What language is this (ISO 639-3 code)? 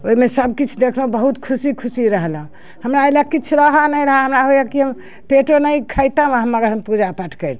mai